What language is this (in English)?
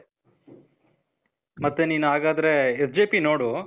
Kannada